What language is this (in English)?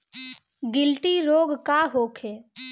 Bhojpuri